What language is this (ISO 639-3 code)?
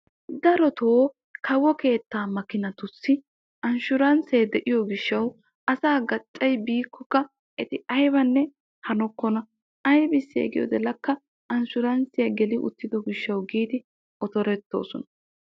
wal